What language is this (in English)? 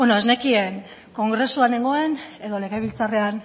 Basque